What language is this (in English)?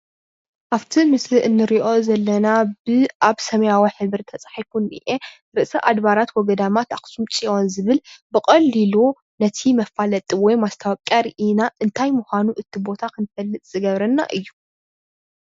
Tigrinya